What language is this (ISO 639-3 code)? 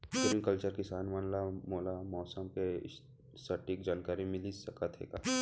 hne